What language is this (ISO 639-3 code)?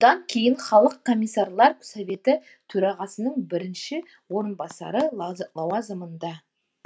kaz